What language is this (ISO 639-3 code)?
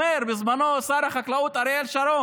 heb